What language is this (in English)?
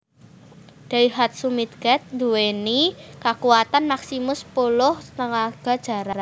Javanese